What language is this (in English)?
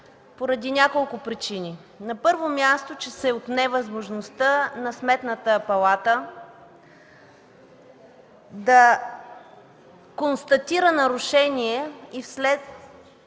Bulgarian